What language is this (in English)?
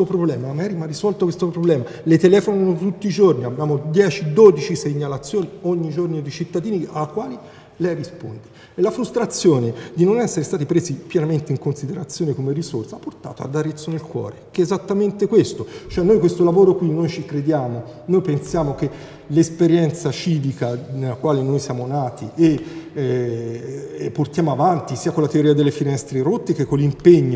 Italian